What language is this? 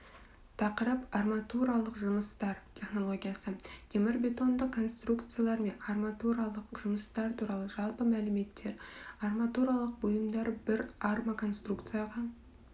Kazakh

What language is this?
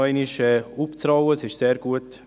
Swiss German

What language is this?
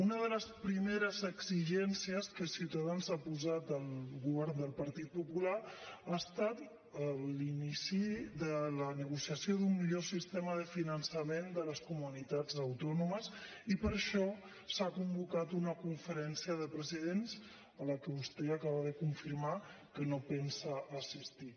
Catalan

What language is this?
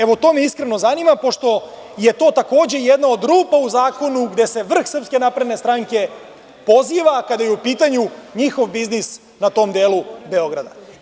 Serbian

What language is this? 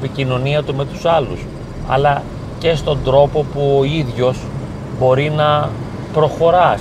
Greek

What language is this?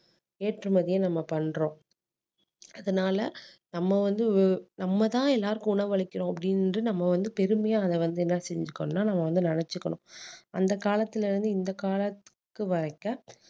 Tamil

